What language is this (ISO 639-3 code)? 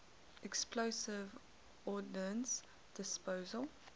eng